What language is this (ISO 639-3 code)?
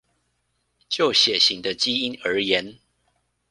zho